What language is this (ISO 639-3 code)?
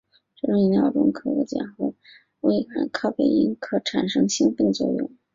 zho